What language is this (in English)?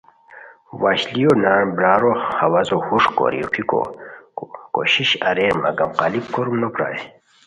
Khowar